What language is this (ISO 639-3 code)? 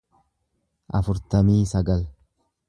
orm